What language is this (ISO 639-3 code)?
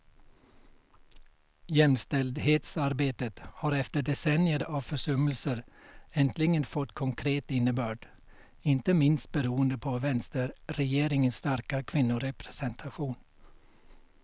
swe